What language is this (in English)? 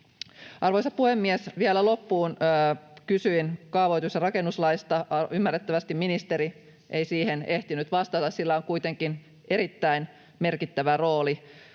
Finnish